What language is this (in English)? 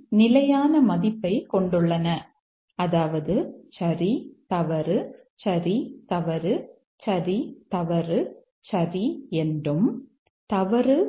Tamil